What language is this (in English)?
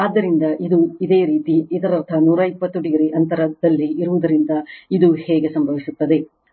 Kannada